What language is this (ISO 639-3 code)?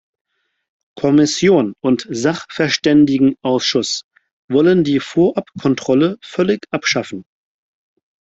deu